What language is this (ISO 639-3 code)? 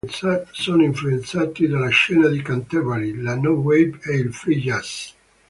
ita